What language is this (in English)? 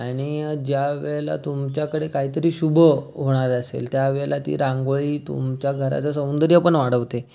Marathi